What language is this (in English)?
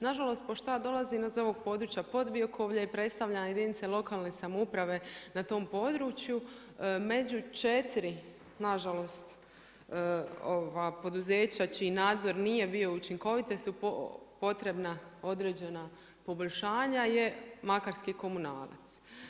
Croatian